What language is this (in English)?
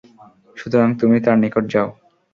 Bangla